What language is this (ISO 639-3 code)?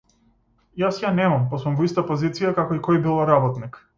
mkd